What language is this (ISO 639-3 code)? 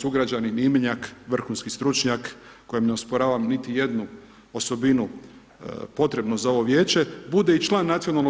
hrv